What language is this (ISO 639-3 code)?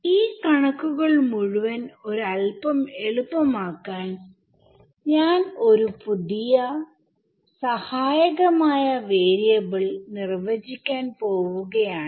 mal